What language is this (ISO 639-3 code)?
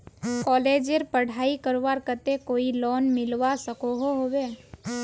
mag